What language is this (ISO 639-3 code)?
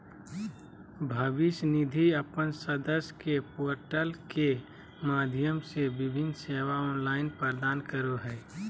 mag